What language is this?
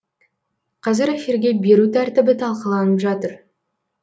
Kazakh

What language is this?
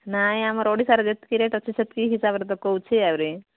Odia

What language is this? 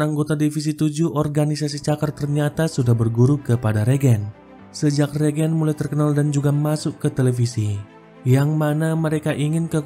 Indonesian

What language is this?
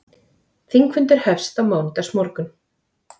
Icelandic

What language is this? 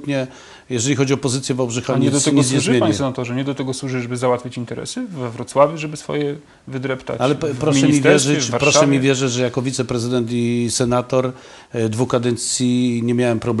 Polish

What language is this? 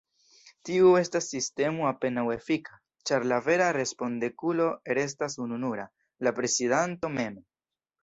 Esperanto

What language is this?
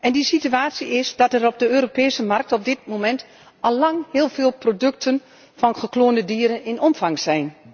Dutch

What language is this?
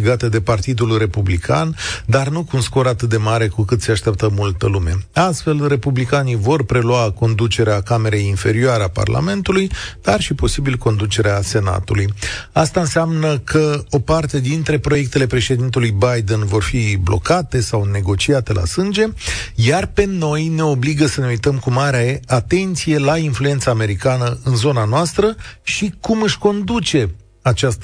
Romanian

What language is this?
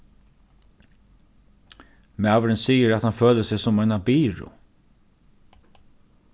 Faroese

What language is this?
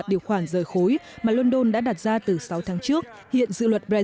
Vietnamese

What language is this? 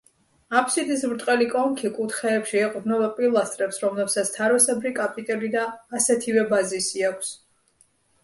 Georgian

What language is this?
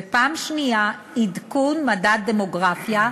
Hebrew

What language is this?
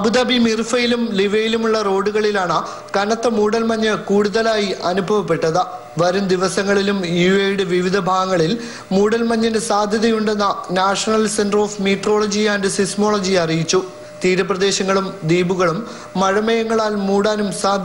Malayalam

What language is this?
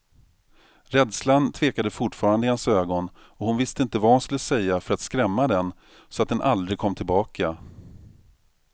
Swedish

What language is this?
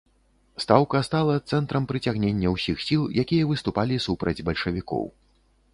Belarusian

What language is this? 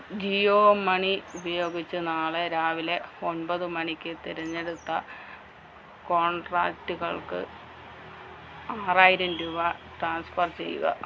Malayalam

